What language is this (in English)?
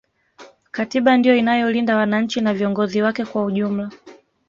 Swahili